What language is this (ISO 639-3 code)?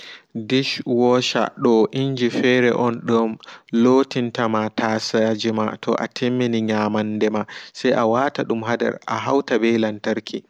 ful